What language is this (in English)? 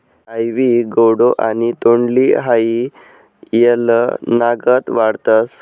Marathi